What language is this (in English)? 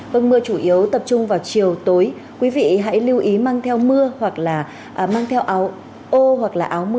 Vietnamese